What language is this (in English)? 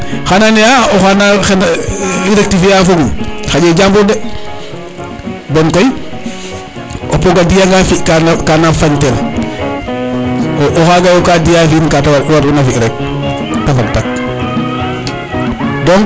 Serer